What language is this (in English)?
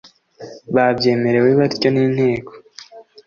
Kinyarwanda